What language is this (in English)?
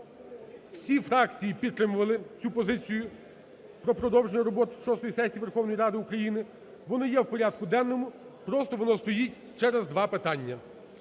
Ukrainian